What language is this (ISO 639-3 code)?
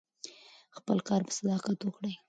pus